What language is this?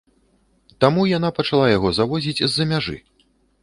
Belarusian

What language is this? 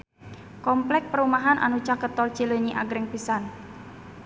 Sundanese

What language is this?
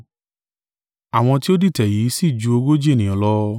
Yoruba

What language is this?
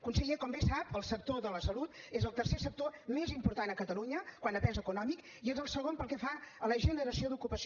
Catalan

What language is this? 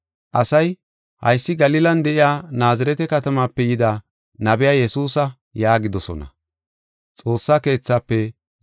Gofa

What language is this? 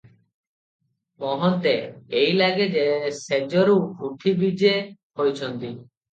Odia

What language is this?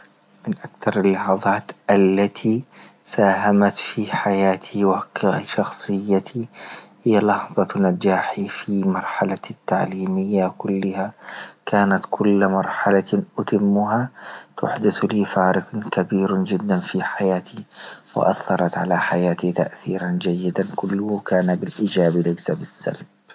Libyan Arabic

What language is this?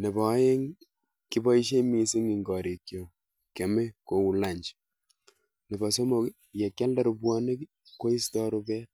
Kalenjin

